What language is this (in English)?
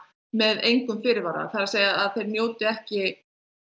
Icelandic